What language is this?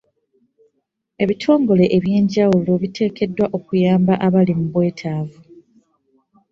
Ganda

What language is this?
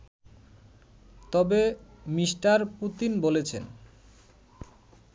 Bangla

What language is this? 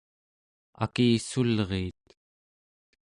Central Yupik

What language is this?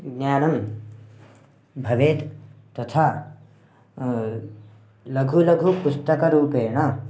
Sanskrit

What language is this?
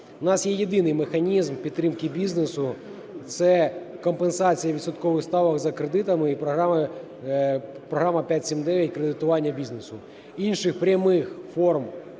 Ukrainian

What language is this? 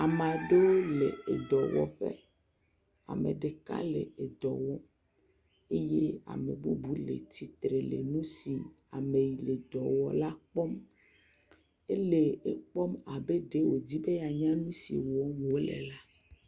Ewe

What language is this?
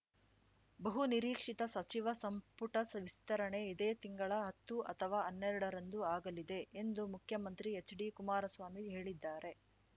Kannada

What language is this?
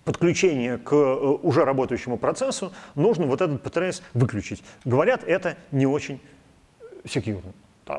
Russian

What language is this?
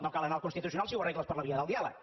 Catalan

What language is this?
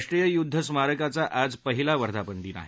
Marathi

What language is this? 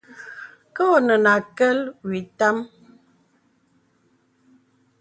Bebele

